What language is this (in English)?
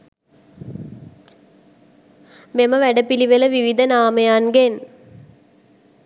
Sinhala